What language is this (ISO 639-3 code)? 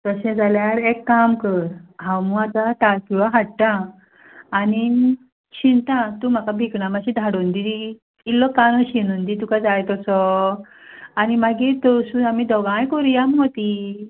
kok